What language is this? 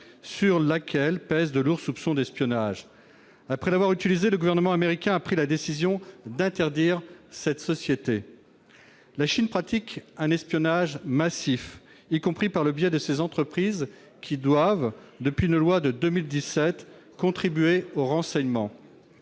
French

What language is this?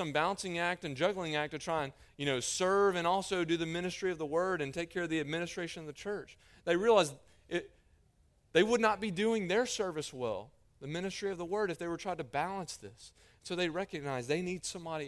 English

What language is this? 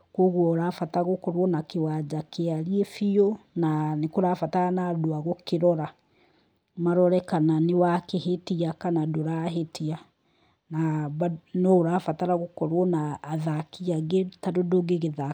Kikuyu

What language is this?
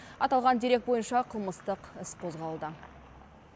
Kazakh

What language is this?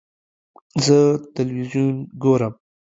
Pashto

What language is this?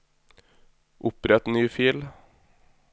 Norwegian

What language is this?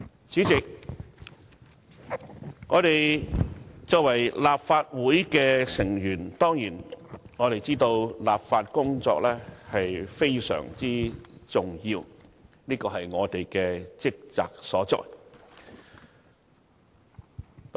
Cantonese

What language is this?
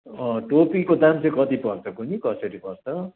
Nepali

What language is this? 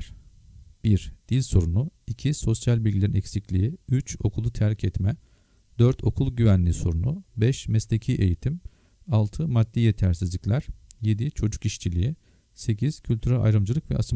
Turkish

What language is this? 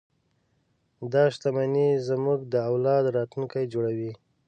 Pashto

